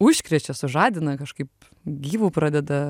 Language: Lithuanian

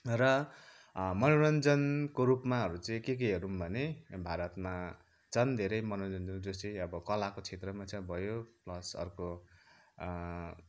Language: Nepali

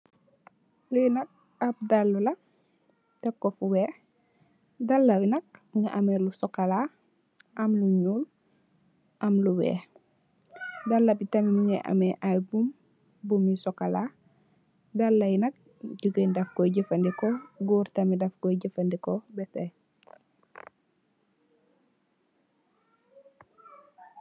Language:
Wolof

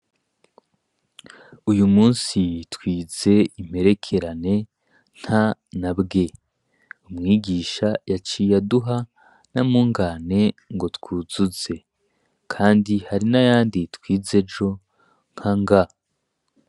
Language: Rundi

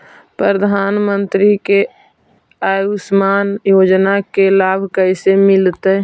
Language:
Magahi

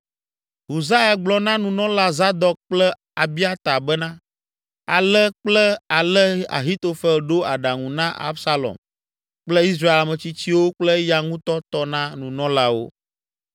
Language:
Ewe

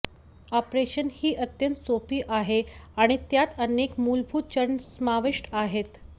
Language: Marathi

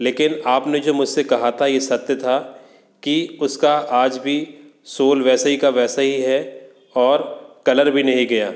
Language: Hindi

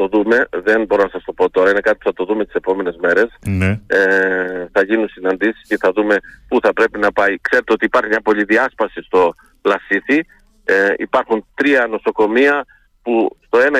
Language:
Greek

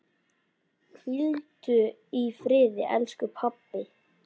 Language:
Icelandic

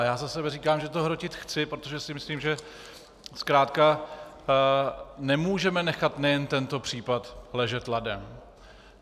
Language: Czech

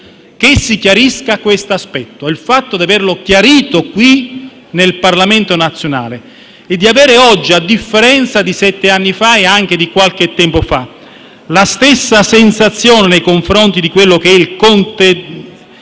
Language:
Italian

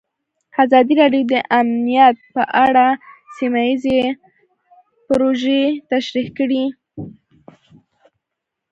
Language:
Pashto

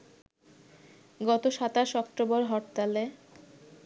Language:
Bangla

